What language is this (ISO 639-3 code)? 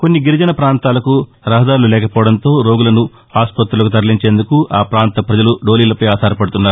tel